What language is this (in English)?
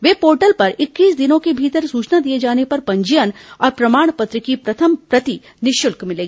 Hindi